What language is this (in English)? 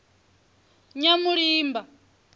Venda